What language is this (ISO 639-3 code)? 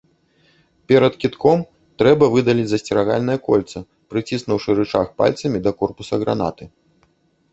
bel